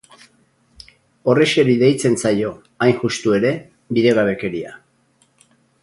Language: Basque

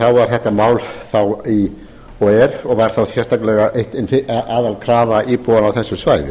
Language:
Icelandic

